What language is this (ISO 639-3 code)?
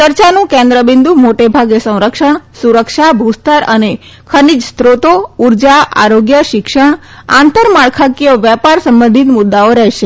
guj